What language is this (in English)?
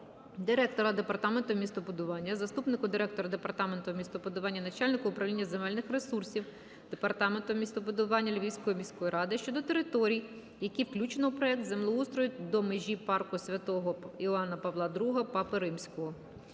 Ukrainian